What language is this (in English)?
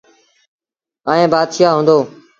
Sindhi Bhil